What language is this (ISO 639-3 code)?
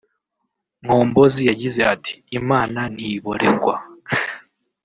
kin